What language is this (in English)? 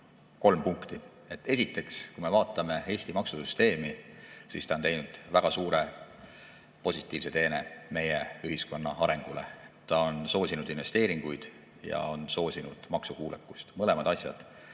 Estonian